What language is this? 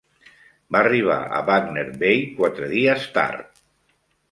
Catalan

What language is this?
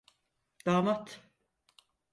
Turkish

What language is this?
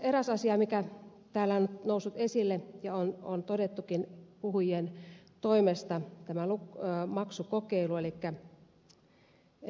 Finnish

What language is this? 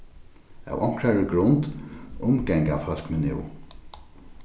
Faroese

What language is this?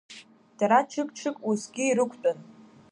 Abkhazian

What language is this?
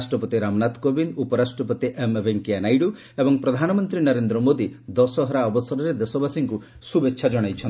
Odia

